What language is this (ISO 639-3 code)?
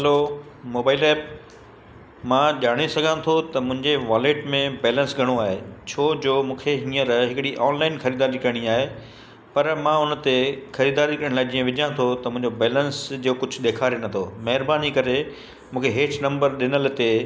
snd